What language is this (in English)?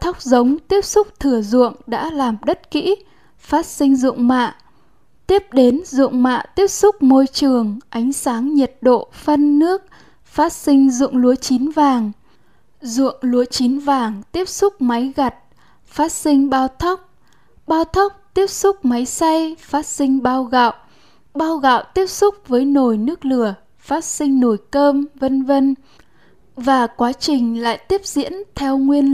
Vietnamese